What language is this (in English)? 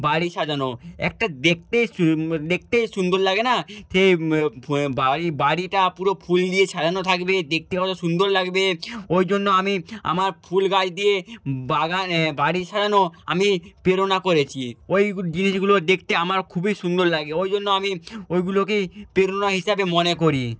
Bangla